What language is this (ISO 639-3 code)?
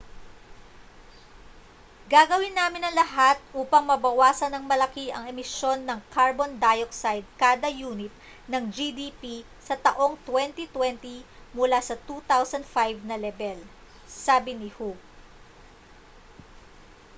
fil